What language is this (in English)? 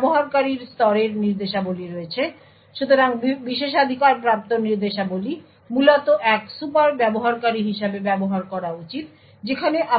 Bangla